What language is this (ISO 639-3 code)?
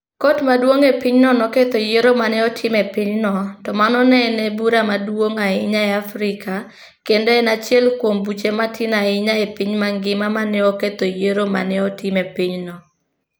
luo